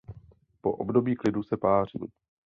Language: Czech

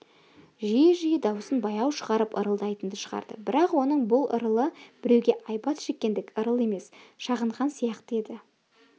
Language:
Kazakh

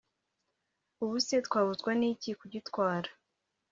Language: Kinyarwanda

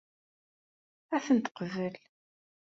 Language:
Kabyle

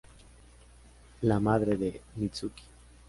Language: Spanish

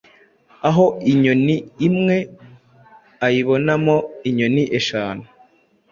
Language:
Kinyarwanda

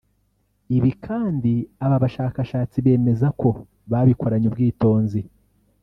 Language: Kinyarwanda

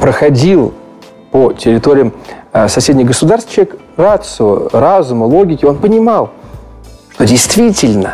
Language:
Russian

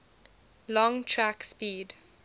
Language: English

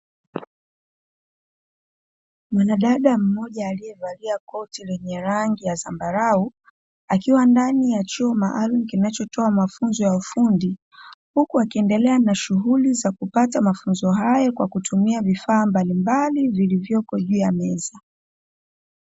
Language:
Swahili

